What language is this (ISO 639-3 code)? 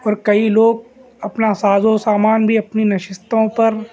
urd